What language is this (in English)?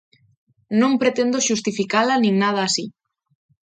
Galician